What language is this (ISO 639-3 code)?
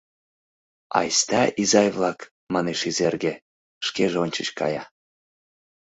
chm